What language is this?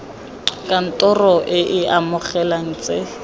Tswana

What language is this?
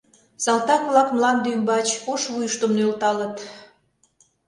Mari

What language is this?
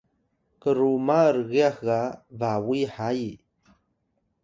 Atayal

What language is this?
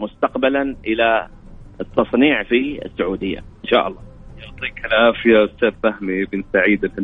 Arabic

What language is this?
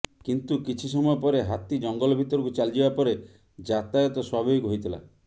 Odia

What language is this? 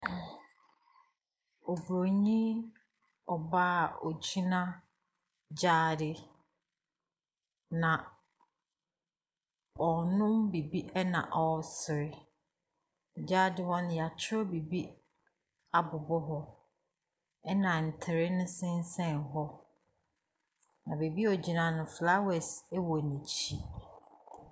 Akan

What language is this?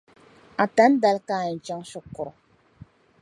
Dagbani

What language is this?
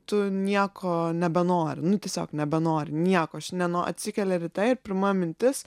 Lithuanian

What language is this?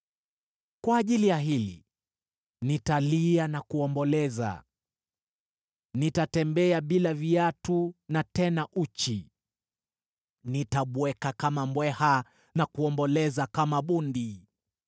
Swahili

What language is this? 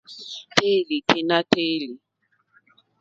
Mokpwe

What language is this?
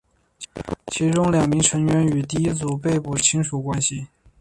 Chinese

